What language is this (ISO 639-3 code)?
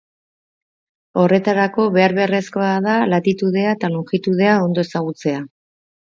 eus